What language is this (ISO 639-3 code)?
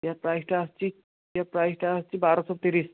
ori